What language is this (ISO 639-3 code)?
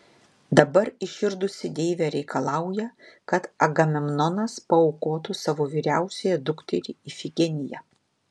lit